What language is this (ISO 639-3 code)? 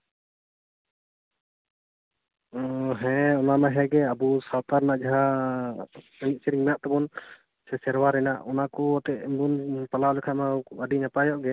sat